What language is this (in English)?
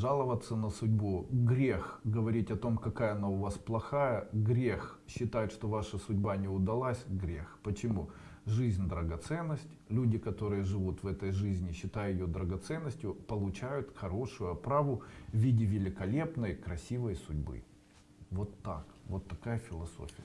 Russian